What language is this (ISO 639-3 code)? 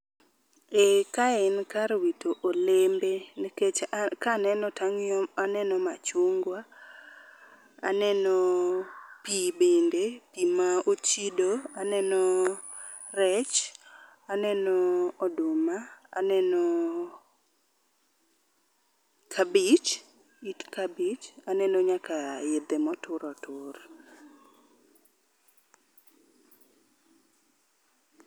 luo